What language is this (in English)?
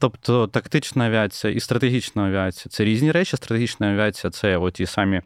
Ukrainian